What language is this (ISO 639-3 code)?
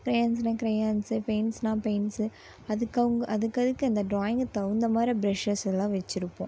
tam